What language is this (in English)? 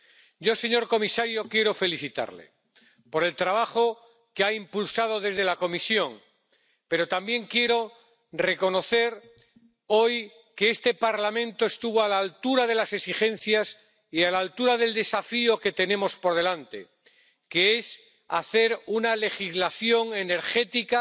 Spanish